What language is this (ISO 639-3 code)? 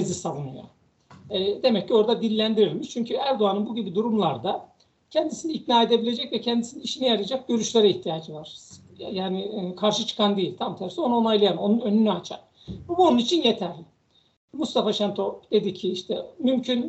tur